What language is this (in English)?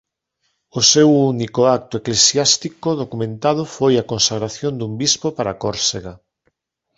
Galician